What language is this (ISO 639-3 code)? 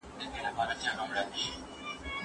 pus